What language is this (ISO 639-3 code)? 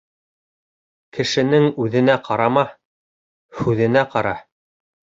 bak